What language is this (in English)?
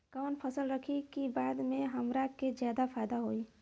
Bhojpuri